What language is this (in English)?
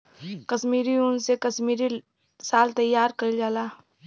Bhojpuri